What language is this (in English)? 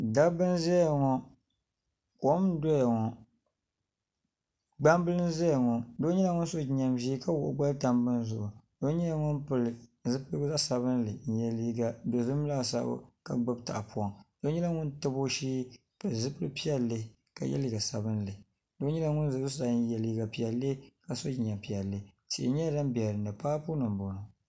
Dagbani